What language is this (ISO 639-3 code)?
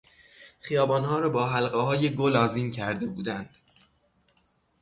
fas